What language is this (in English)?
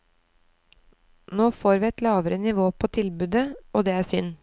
Norwegian